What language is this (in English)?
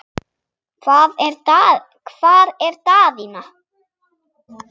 Icelandic